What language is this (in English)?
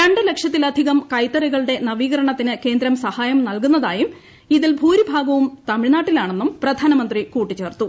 Malayalam